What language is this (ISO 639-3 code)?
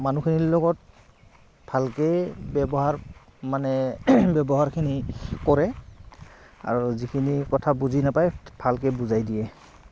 asm